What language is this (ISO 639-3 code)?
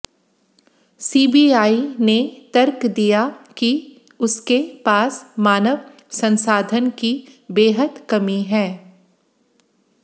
hin